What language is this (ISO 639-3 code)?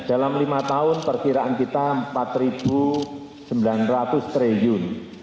ind